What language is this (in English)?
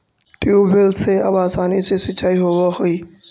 Magahi